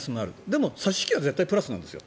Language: Japanese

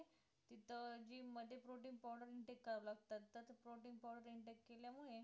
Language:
Marathi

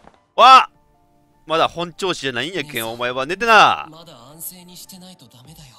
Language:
Japanese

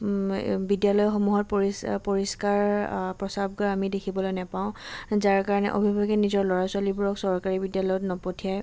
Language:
Assamese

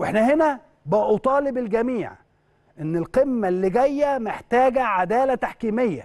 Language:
Arabic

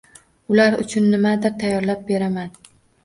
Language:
Uzbek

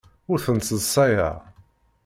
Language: Kabyle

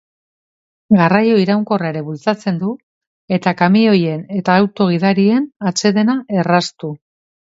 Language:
Basque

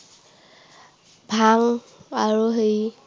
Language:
Assamese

